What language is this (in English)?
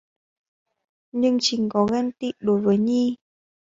Vietnamese